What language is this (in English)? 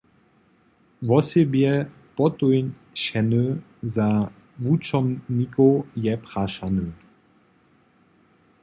Upper Sorbian